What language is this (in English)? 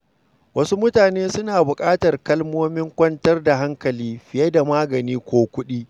Hausa